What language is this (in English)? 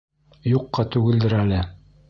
Bashkir